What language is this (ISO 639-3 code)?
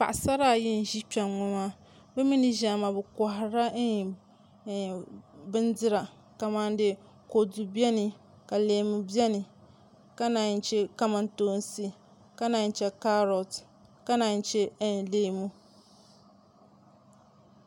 dag